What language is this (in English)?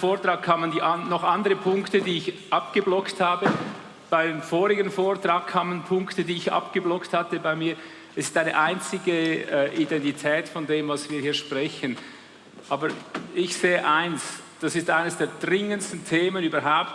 German